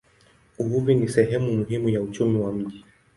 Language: Swahili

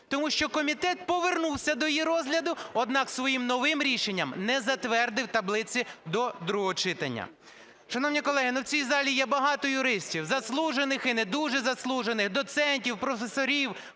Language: Ukrainian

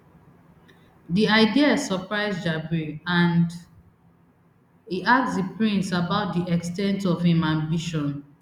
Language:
Nigerian Pidgin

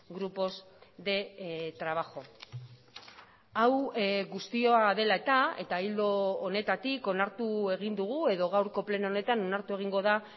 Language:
Basque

